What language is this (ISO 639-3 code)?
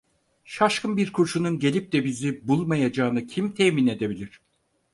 tur